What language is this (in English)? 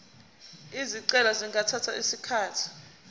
Zulu